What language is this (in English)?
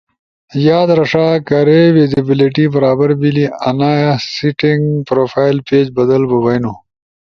Ushojo